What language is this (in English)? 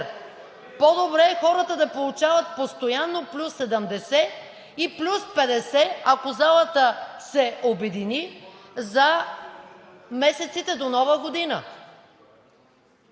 Bulgarian